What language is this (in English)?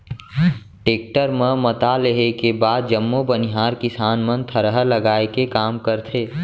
Chhattisgarhi